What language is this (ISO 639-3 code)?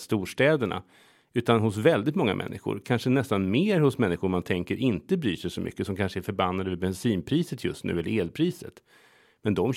swe